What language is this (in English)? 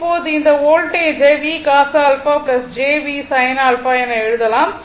Tamil